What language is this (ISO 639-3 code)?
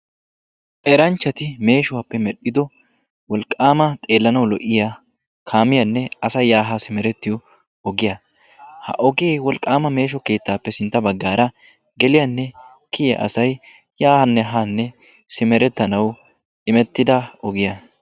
wal